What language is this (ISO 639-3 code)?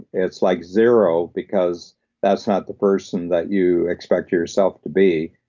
eng